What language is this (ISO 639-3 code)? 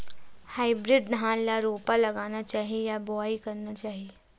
hne